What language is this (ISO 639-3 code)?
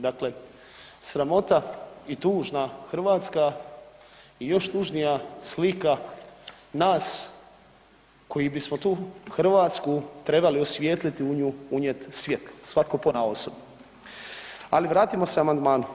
hrv